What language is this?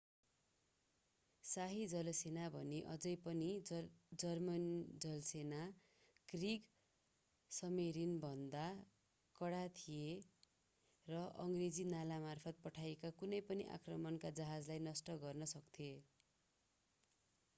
Nepali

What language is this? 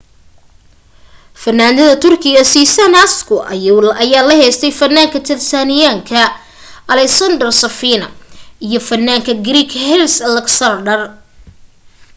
Somali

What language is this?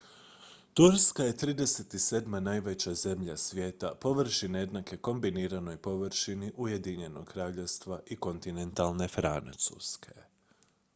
Croatian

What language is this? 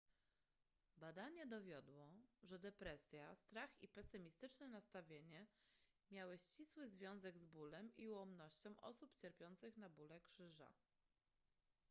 Polish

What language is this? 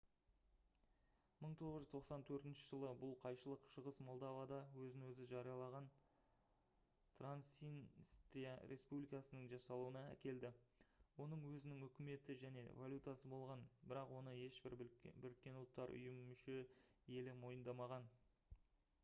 Kazakh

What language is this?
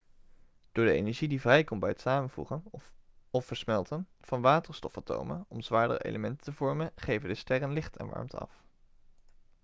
Dutch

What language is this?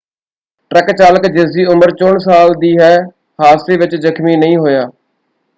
Punjabi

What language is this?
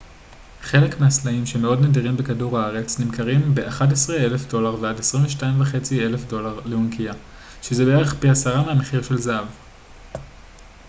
Hebrew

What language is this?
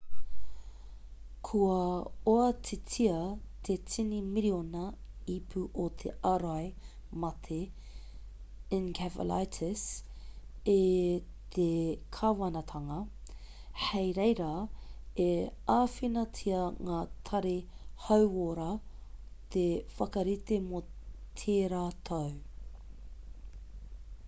Māori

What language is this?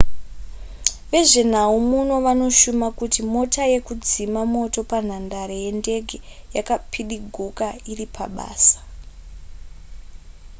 Shona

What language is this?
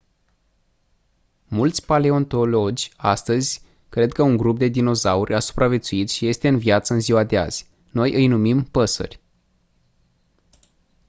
Romanian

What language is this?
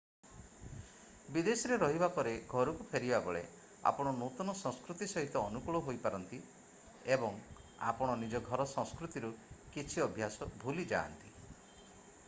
Odia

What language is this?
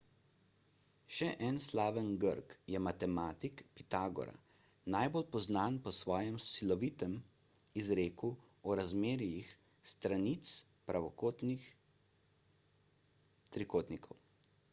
Slovenian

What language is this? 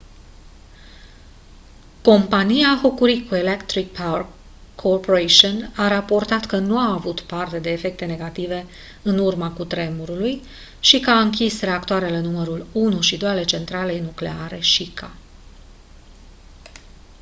Romanian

